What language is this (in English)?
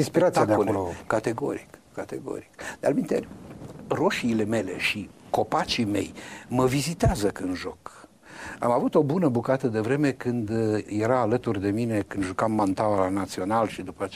Romanian